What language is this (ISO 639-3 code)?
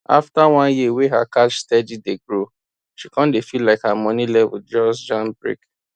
pcm